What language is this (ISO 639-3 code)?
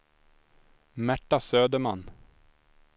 swe